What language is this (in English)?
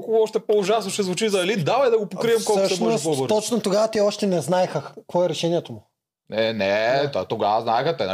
Bulgarian